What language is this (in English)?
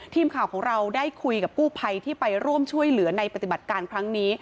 Thai